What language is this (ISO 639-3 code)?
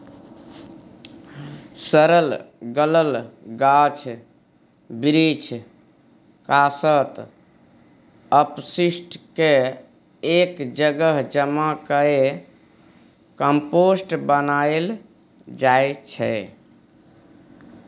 mai